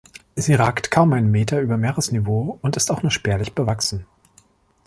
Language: German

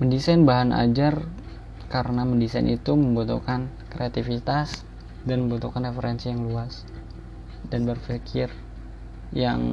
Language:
Indonesian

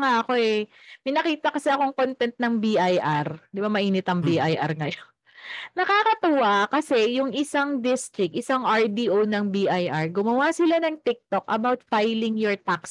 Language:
Filipino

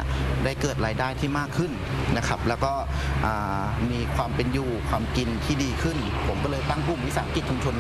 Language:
Thai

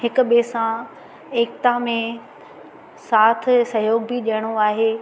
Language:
Sindhi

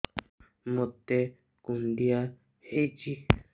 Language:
Odia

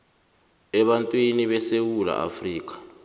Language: South Ndebele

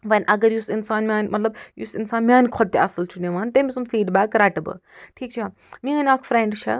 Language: Kashmiri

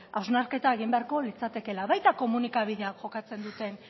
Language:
Basque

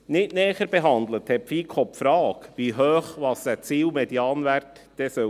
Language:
Swiss German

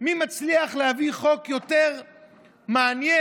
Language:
Hebrew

